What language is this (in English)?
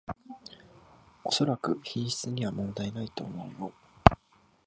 Japanese